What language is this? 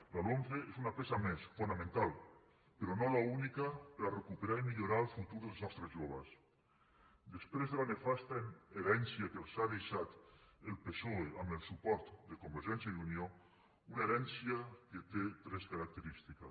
Catalan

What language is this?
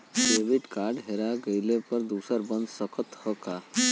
Bhojpuri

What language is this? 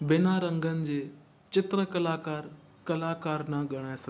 Sindhi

